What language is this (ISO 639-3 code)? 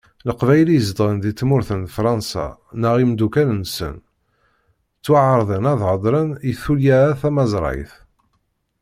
kab